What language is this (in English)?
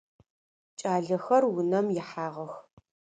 Adyghe